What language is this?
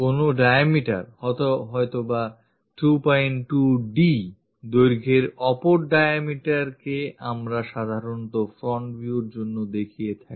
Bangla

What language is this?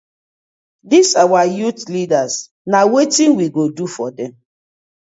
Nigerian Pidgin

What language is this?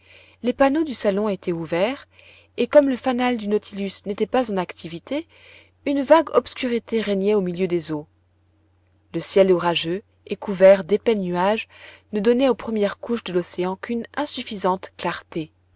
French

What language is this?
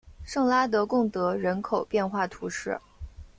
Chinese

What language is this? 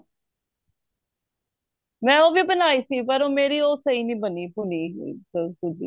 Punjabi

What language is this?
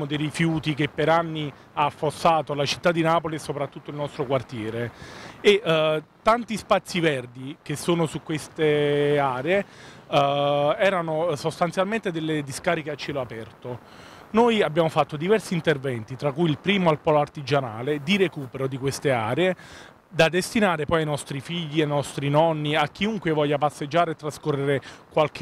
Italian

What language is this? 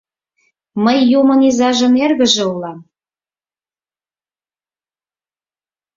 Mari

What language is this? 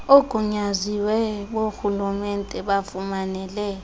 Xhosa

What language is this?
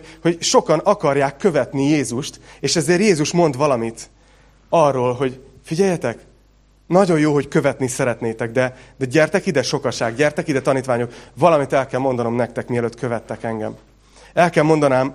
Hungarian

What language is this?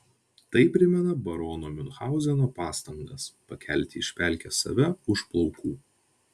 Lithuanian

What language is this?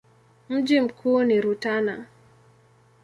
Swahili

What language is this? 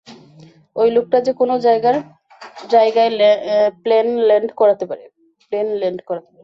Bangla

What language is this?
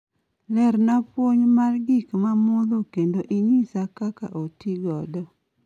Luo (Kenya and Tanzania)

